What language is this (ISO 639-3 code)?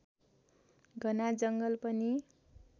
nep